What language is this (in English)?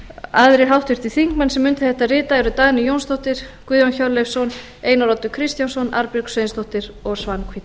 Icelandic